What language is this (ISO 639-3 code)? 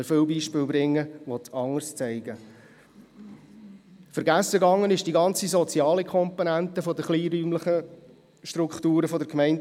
gsw